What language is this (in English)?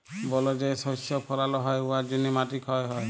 Bangla